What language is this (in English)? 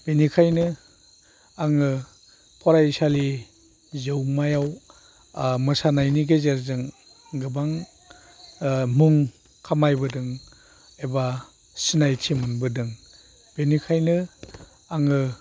Bodo